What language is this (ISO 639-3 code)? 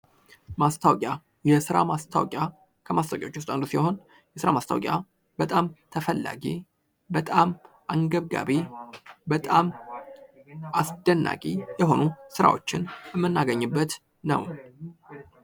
amh